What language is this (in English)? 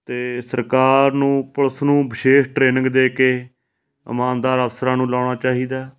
Punjabi